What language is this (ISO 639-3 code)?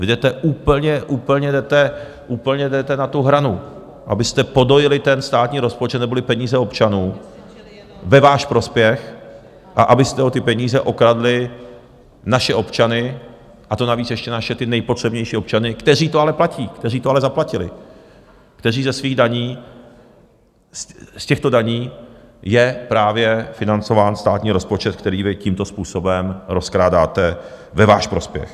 ces